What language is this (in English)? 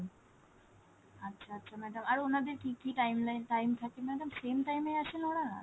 Bangla